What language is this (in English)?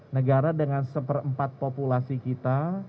Indonesian